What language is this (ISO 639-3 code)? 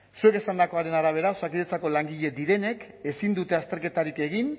eus